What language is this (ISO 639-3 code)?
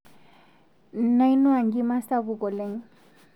mas